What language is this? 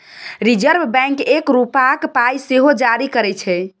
Maithili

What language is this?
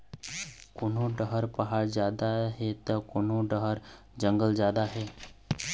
Chhattisgarhi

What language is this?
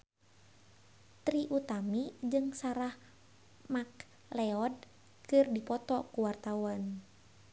Sundanese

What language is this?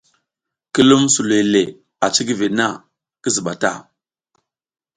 South Giziga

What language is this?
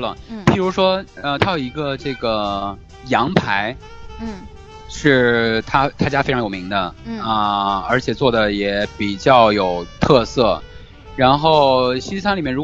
Chinese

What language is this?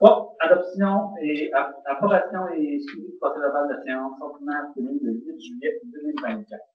French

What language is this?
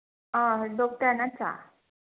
Manipuri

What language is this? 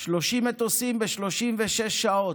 Hebrew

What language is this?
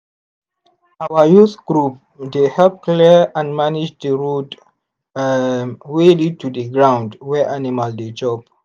Nigerian Pidgin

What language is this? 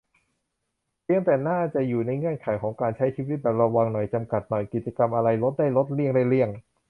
Thai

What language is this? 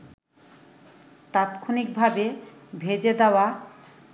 Bangla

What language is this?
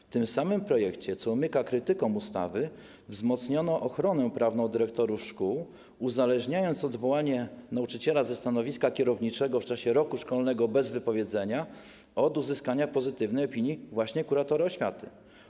Polish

